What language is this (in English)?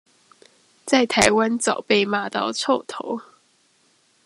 Chinese